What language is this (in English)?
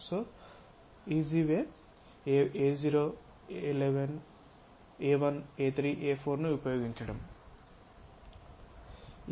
Telugu